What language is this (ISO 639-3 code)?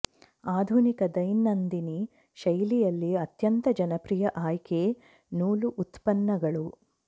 kan